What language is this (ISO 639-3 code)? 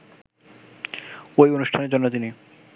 ben